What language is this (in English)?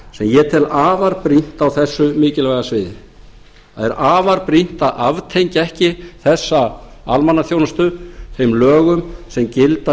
Icelandic